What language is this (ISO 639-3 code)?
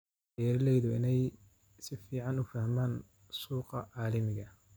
som